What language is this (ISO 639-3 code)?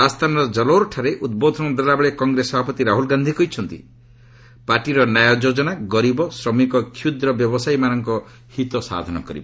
ori